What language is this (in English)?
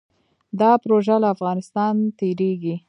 Pashto